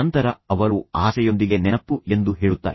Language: Kannada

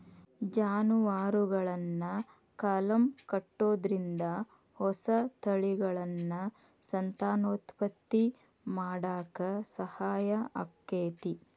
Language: Kannada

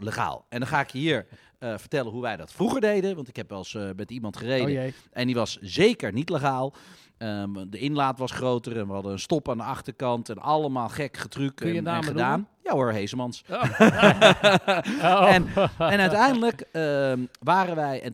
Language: Dutch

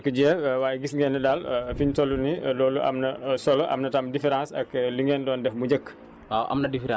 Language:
Wolof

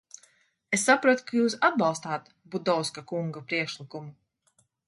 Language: Latvian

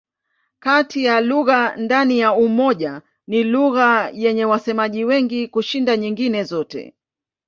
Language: Swahili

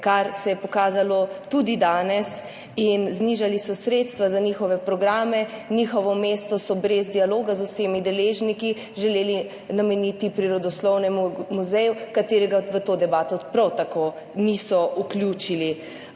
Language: Slovenian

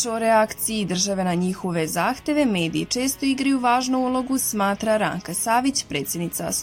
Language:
Croatian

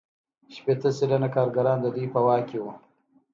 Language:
Pashto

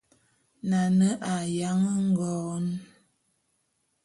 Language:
Bulu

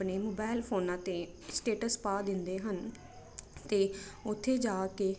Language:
Punjabi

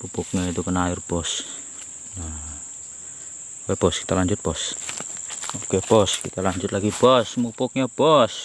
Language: Indonesian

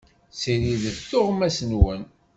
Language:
Kabyle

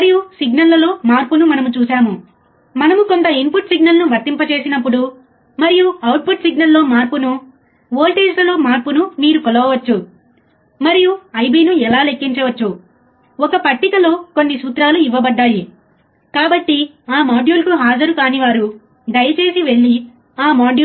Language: Telugu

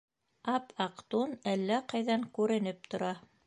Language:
Bashkir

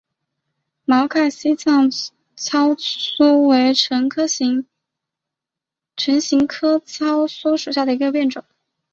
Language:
Chinese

